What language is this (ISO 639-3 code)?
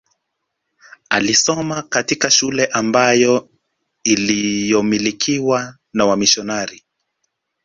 swa